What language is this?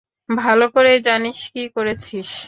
Bangla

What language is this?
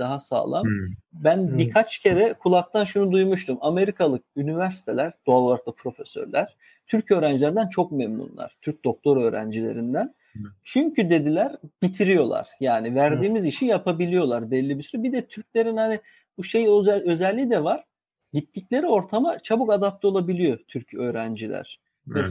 Turkish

